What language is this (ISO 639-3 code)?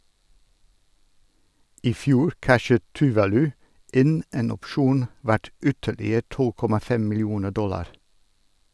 nor